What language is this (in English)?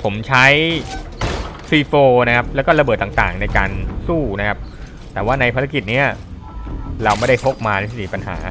Thai